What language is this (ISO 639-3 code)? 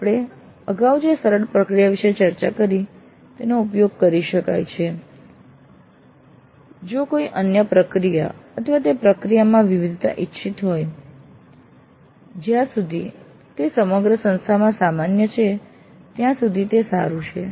guj